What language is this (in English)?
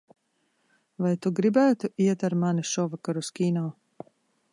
Latvian